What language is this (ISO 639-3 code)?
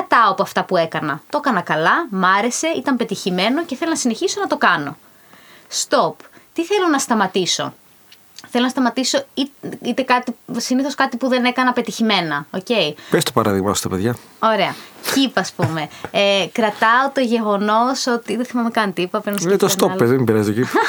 ell